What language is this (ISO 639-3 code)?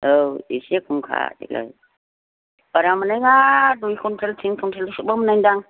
brx